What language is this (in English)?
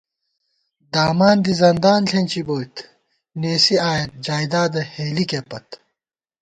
Gawar-Bati